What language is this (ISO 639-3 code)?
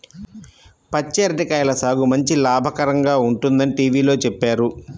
tel